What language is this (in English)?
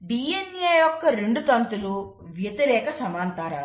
Telugu